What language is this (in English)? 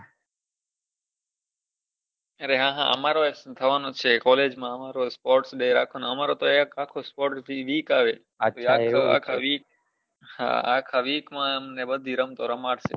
Gujarati